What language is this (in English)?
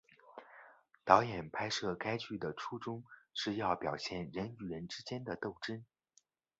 Chinese